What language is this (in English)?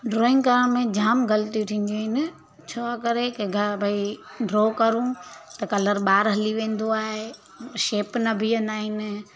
Sindhi